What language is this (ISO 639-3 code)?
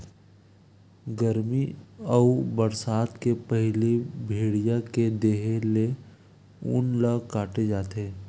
hne